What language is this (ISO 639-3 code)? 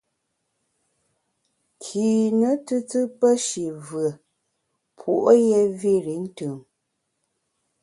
bax